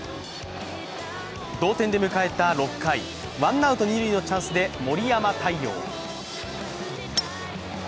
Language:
Japanese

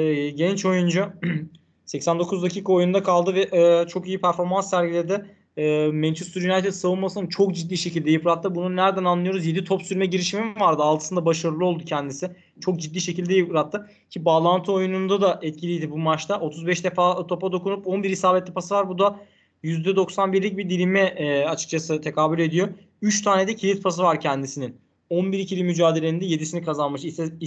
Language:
Turkish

